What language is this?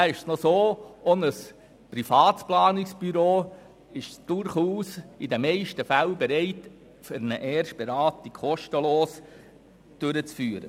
Swiss German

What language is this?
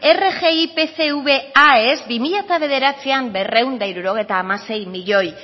Basque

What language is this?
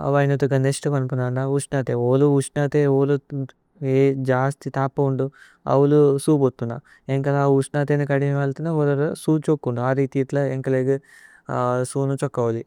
Tulu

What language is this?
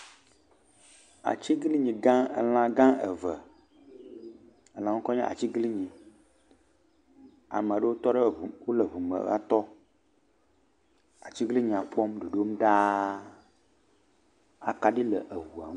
Ewe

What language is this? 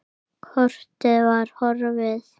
Icelandic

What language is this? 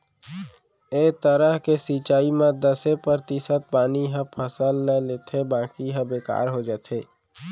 Chhattisgarhi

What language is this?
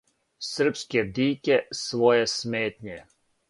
Serbian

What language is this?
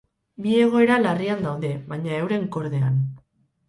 Basque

